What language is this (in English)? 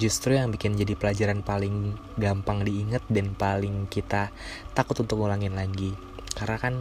Indonesian